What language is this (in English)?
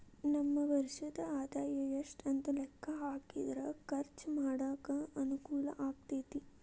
Kannada